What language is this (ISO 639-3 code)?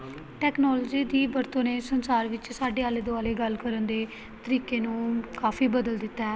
pan